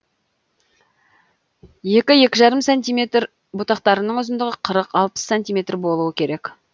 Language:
Kazakh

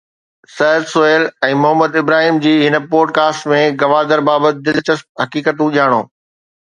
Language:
Sindhi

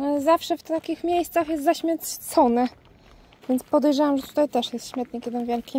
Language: Polish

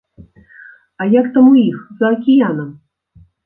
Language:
Belarusian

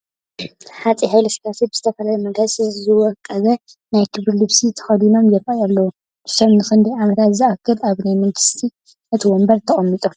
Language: Tigrinya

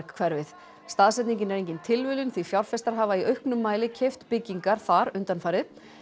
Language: Icelandic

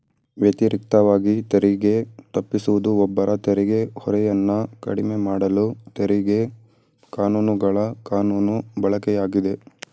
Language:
Kannada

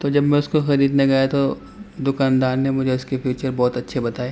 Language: Urdu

